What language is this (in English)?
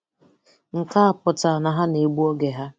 Igbo